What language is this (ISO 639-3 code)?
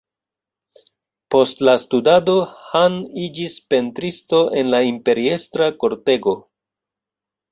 epo